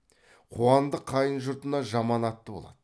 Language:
Kazakh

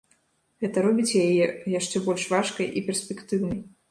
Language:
Belarusian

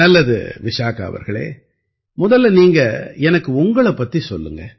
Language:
Tamil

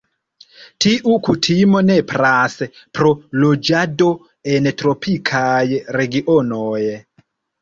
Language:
Esperanto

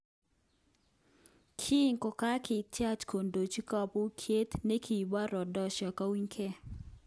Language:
Kalenjin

